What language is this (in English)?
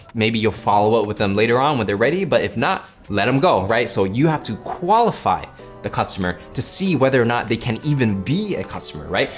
English